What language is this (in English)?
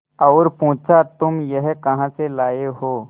Hindi